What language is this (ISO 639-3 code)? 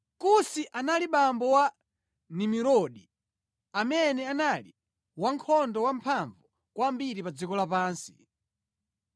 nya